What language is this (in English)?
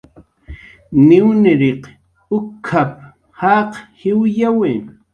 Jaqaru